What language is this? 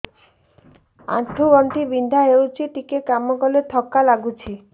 Odia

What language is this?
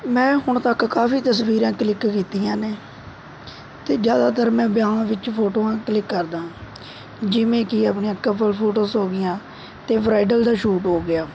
Punjabi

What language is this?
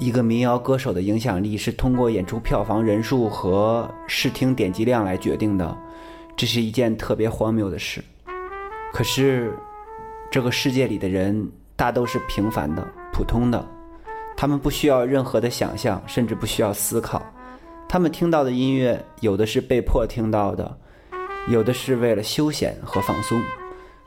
Chinese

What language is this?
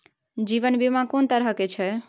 Maithili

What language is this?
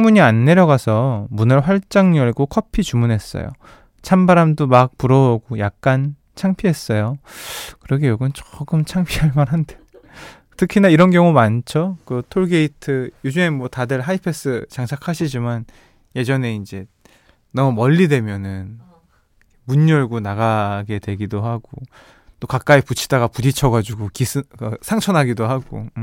Korean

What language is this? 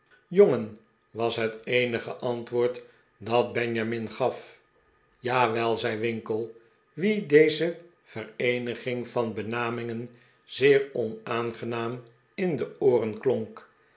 Dutch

